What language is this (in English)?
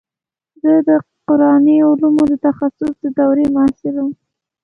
Pashto